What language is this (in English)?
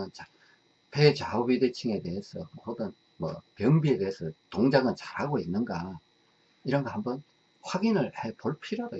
Korean